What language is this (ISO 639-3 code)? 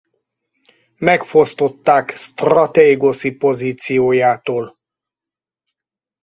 hun